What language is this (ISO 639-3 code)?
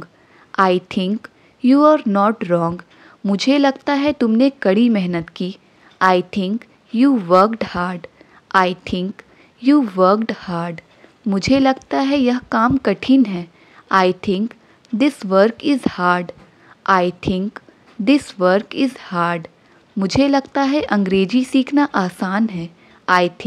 hin